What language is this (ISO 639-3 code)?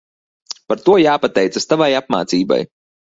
lav